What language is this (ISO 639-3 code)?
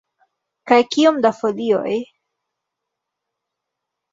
epo